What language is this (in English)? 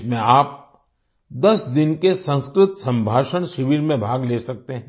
Hindi